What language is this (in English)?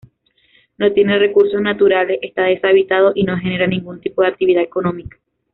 Spanish